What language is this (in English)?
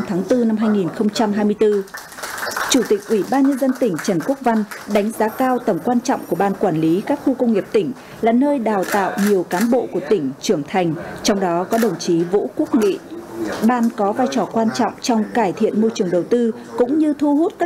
Vietnamese